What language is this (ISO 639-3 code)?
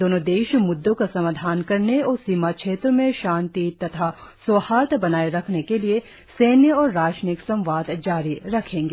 hin